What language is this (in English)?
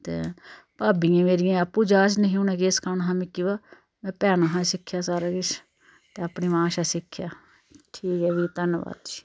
Dogri